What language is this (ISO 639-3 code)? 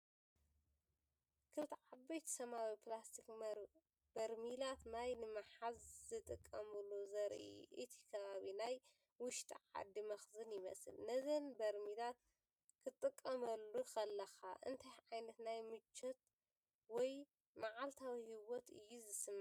tir